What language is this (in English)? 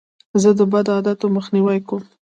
Pashto